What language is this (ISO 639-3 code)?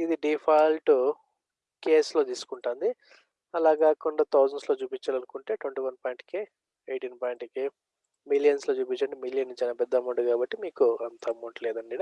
tel